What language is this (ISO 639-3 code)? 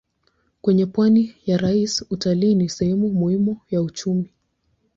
swa